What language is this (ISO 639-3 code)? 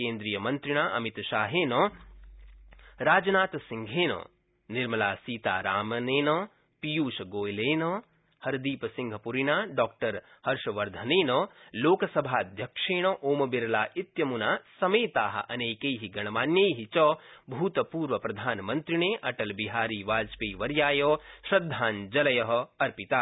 san